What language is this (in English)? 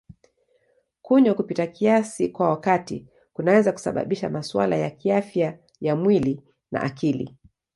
Swahili